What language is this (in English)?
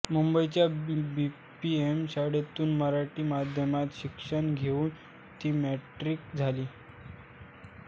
Marathi